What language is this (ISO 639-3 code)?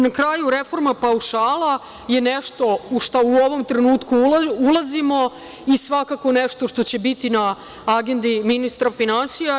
srp